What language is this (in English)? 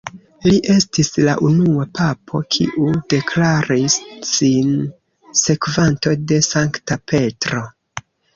Esperanto